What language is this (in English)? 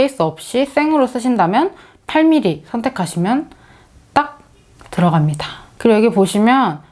Korean